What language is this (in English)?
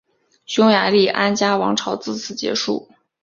Chinese